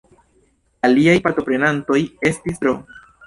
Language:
Esperanto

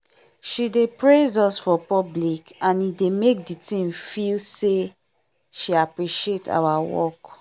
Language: Nigerian Pidgin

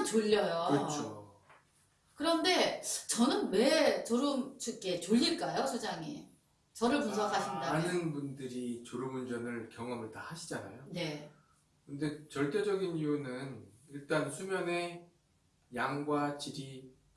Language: Korean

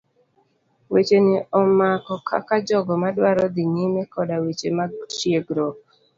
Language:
Luo (Kenya and Tanzania)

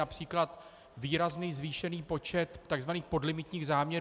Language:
Czech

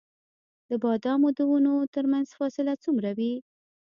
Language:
Pashto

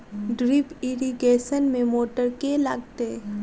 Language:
Maithili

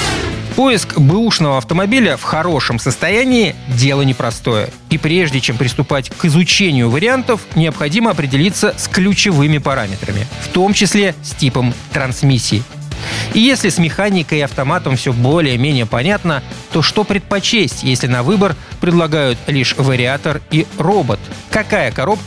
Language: Russian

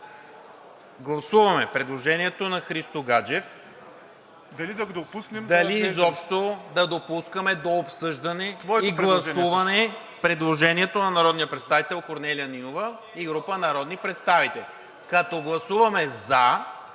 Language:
Bulgarian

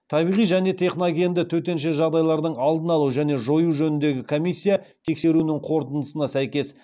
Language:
Kazakh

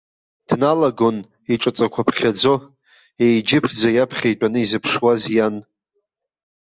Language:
Abkhazian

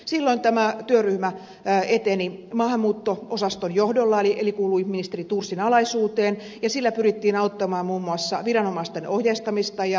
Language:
Finnish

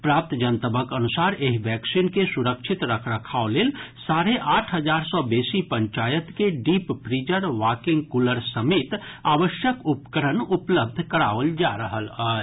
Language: Maithili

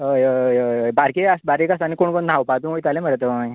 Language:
Konkani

